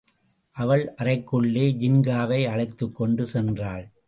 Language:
Tamil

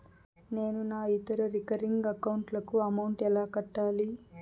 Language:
Telugu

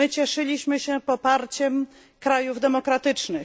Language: Polish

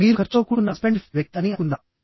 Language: Telugu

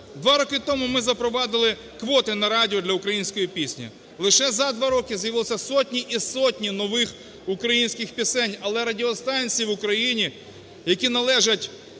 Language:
Ukrainian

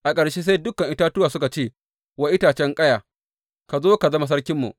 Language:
Hausa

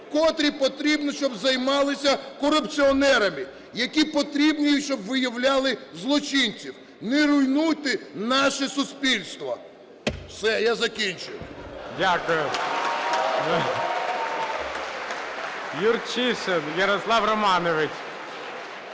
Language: Ukrainian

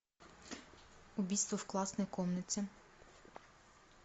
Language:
Russian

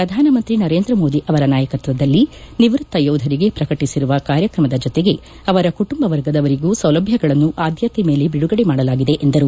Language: Kannada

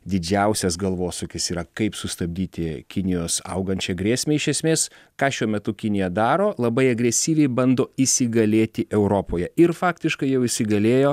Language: Lithuanian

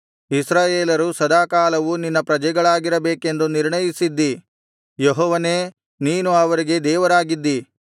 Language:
Kannada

